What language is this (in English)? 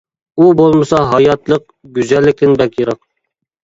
Uyghur